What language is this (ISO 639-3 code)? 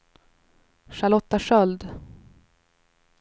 swe